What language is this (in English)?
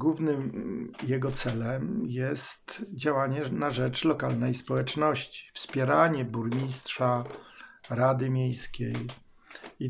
Polish